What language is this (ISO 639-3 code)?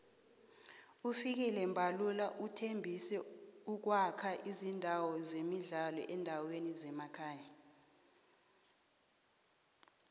nbl